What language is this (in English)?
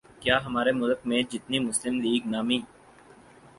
Urdu